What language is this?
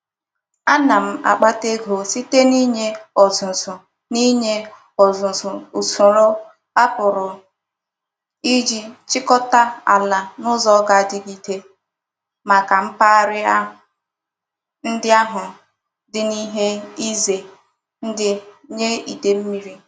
Igbo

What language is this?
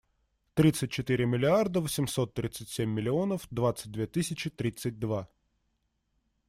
Russian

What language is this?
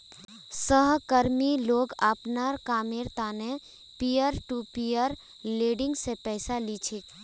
Magahi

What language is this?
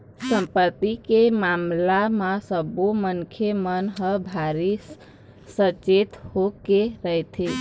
Chhattisgarhi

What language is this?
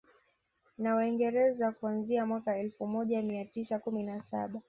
Swahili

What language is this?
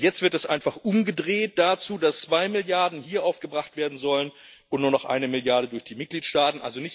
German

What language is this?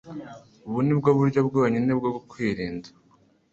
Kinyarwanda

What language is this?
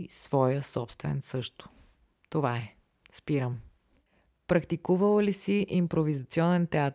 Bulgarian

